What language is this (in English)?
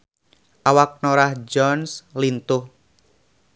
Sundanese